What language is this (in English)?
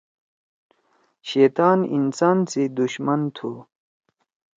Torwali